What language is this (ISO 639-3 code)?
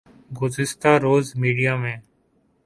urd